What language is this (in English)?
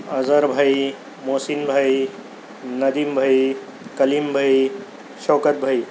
Urdu